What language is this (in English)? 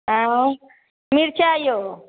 Maithili